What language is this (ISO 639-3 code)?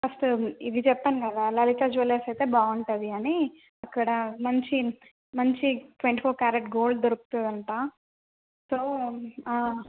tel